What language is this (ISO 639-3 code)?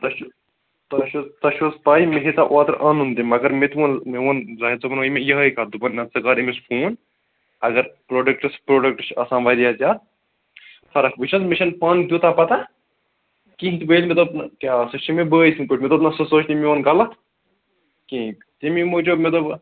kas